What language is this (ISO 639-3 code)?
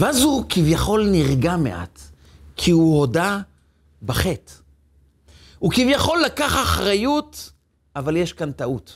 heb